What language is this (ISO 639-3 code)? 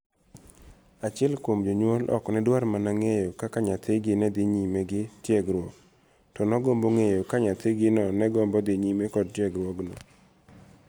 luo